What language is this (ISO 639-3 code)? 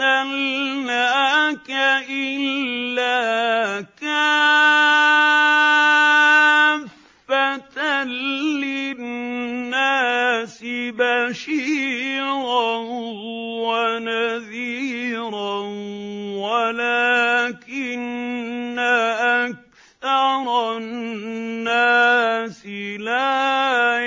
ara